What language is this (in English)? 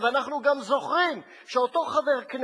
Hebrew